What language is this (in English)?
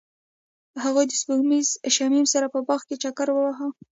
Pashto